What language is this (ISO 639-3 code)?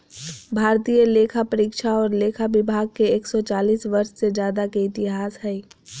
mag